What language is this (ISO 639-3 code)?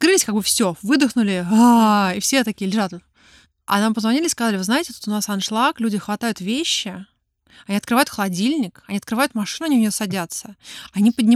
rus